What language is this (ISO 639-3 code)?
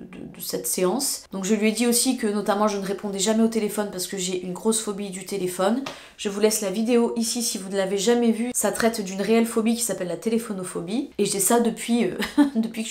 fra